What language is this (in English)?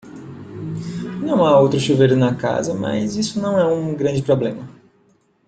Portuguese